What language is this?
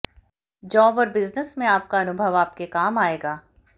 Hindi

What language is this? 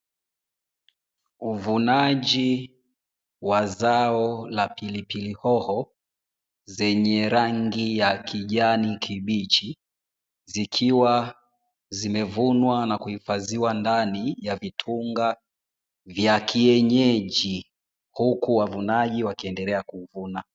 Swahili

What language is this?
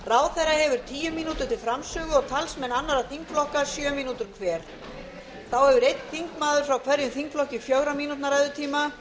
Icelandic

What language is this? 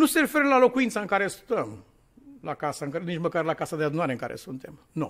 Romanian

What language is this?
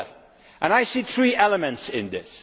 English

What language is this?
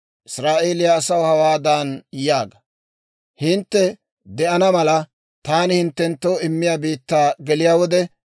Dawro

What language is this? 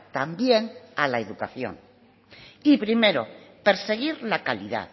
Spanish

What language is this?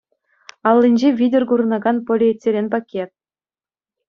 Chuvash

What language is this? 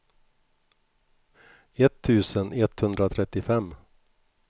Swedish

